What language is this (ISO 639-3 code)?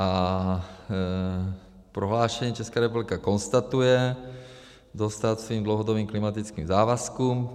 ces